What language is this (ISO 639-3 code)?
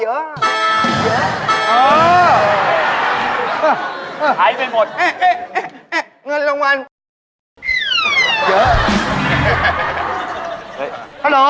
tha